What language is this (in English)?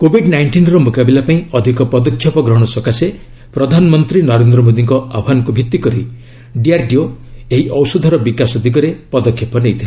Odia